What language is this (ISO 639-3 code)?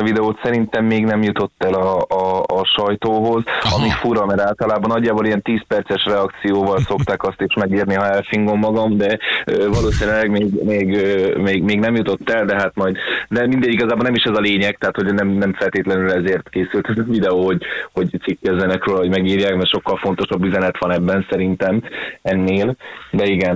hun